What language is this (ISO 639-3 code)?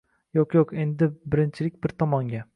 uzb